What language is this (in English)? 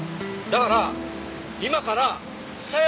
Japanese